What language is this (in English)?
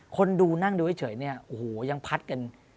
Thai